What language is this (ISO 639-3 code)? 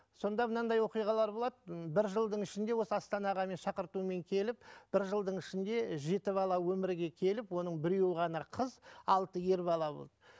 kaz